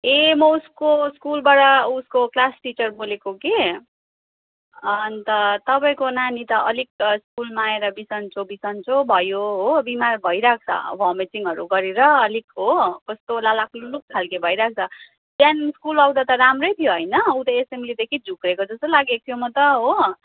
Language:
Nepali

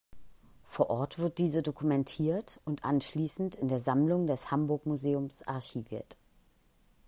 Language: German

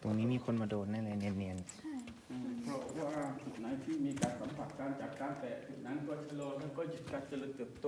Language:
Thai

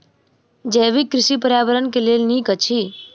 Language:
Maithili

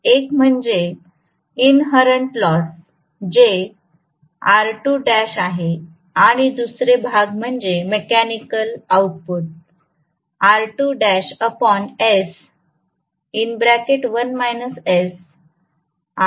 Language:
Marathi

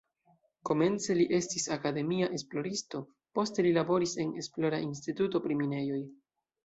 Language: Esperanto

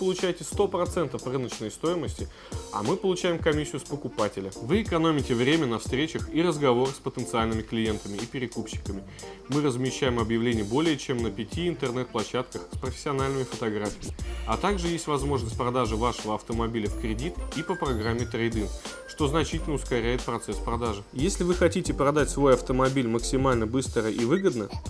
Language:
Russian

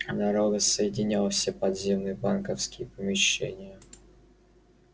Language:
Russian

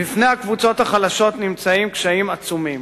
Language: Hebrew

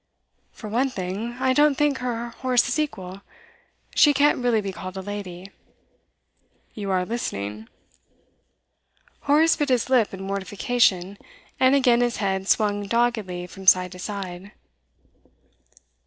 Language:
English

